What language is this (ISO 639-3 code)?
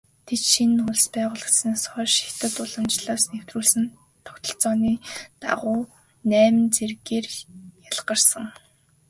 mon